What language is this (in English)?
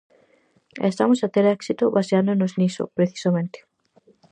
Galician